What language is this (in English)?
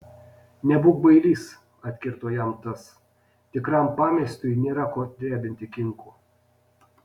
Lithuanian